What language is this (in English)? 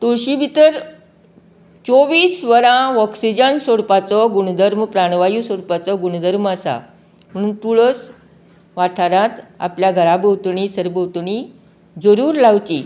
Konkani